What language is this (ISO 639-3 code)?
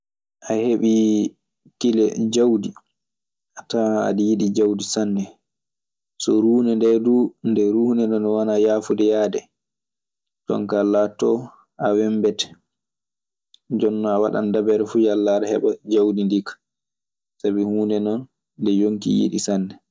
ffm